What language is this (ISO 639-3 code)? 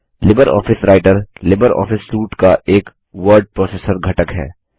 hin